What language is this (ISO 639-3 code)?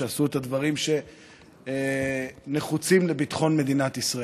heb